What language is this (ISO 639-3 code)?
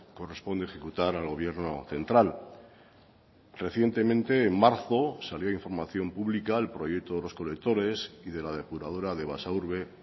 spa